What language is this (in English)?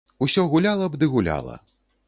Belarusian